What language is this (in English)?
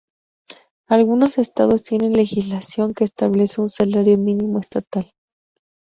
Spanish